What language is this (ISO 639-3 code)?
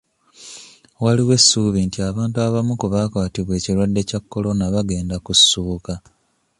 lug